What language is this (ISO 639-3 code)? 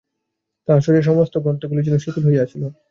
ben